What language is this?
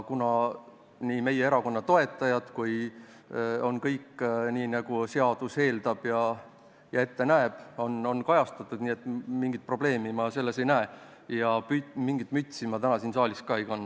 Estonian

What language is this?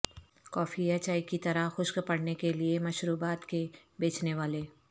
Urdu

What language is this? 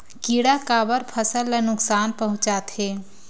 Chhattisgarhi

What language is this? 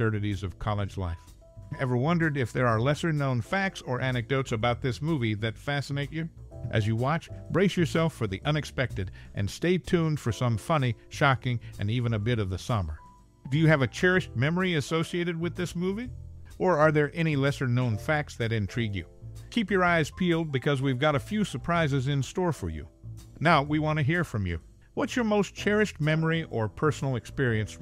English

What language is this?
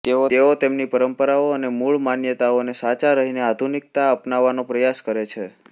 Gujarati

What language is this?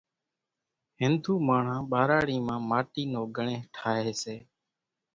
Kachi Koli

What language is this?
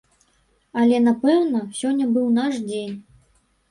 Belarusian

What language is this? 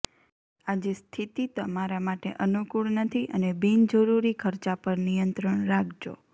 Gujarati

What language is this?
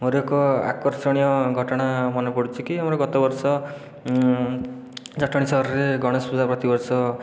Odia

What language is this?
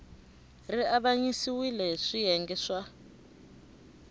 Tsonga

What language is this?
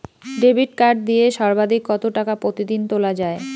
Bangla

